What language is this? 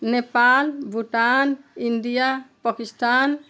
Nepali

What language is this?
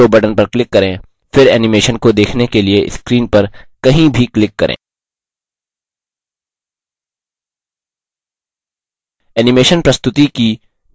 Hindi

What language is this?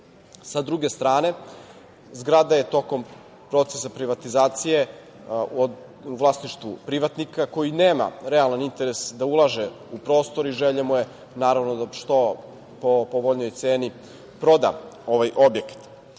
Serbian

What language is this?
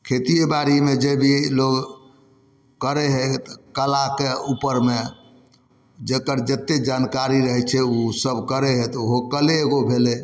Maithili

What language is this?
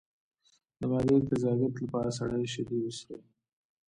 Pashto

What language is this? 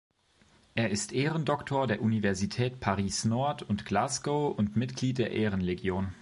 German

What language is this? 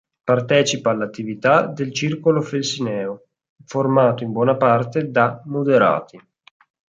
Italian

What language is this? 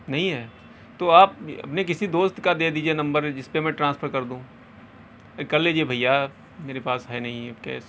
Urdu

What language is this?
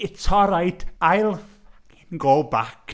English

